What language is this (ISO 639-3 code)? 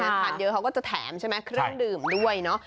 tha